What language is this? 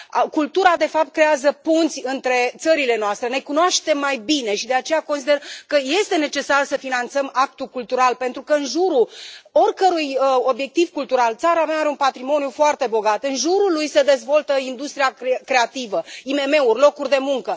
Romanian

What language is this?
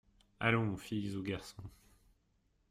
French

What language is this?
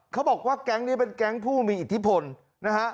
Thai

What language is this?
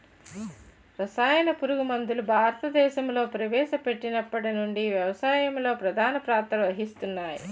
Telugu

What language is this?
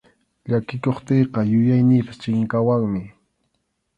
Arequipa-La Unión Quechua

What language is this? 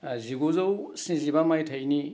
Bodo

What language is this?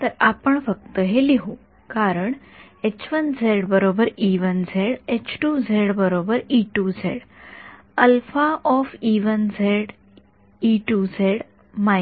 Marathi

